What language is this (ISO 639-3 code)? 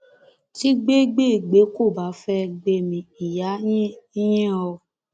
yor